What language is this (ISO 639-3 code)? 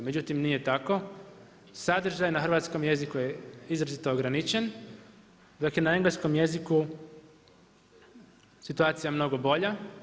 hrv